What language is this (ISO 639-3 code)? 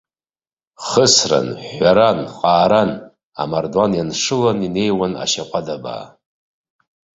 abk